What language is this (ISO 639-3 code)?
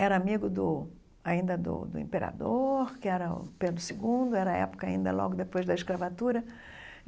por